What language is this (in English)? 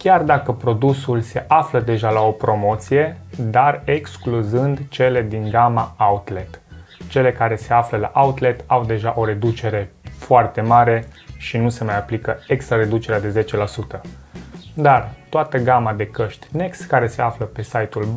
Romanian